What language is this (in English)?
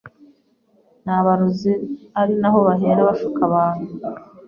Kinyarwanda